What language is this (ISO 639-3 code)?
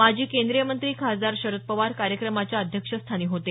mar